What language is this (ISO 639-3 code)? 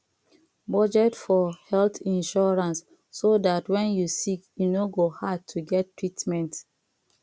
pcm